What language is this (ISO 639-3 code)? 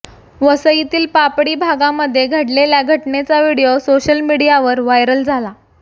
mar